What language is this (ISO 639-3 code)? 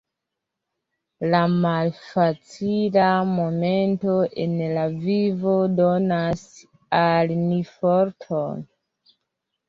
epo